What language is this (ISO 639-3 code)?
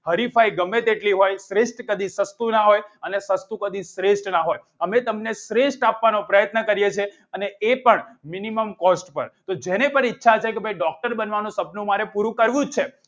guj